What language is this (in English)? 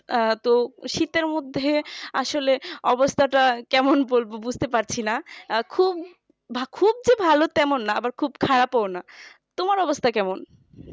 Bangla